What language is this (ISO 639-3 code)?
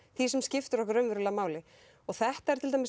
isl